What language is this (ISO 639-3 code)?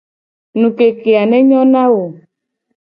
gej